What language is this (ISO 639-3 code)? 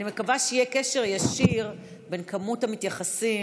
heb